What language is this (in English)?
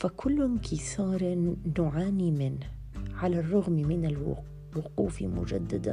Arabic